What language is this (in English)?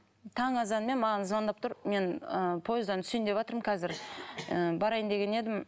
Kazakh